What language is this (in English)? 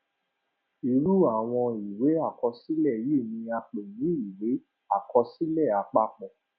Yoruba